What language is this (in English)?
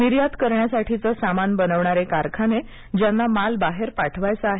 Marathi